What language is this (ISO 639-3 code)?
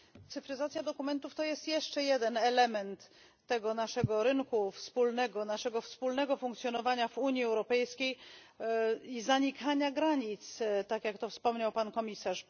pol